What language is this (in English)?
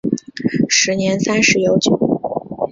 Chinese